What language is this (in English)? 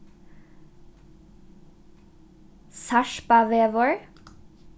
Faroese